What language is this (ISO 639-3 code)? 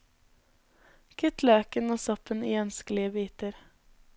nor